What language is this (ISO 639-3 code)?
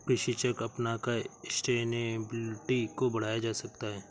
hin